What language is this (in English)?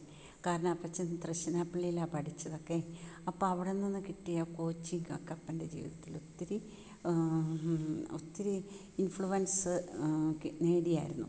Malayalam